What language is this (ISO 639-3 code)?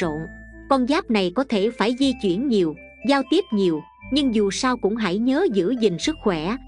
vie